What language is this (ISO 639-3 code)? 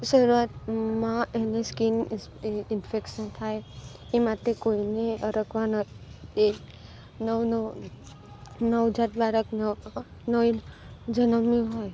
guj